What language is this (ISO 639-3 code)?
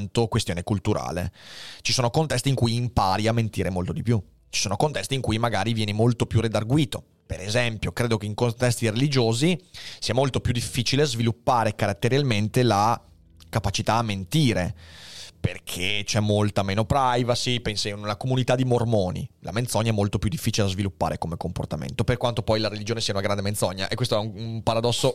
ita